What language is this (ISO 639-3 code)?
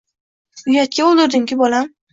uzb